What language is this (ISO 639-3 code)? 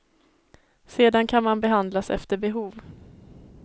swe